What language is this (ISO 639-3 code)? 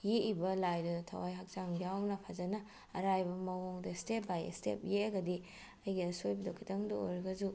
mni